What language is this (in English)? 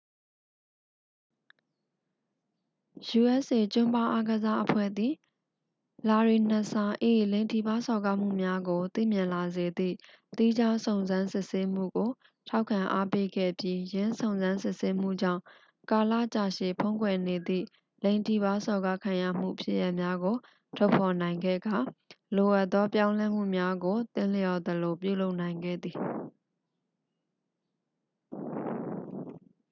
Burmese